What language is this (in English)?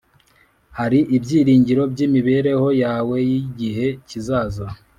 Kinyarwanda